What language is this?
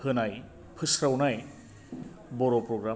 Bodo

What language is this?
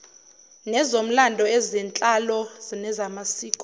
Zulu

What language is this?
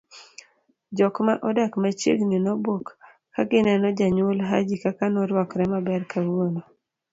Luo (Kenya and Tanzania)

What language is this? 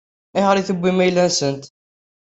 Kabyle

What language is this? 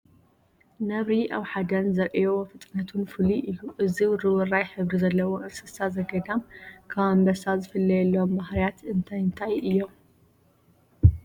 Tigrinya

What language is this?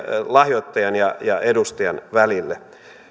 Finnish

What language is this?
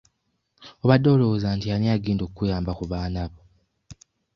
Ganda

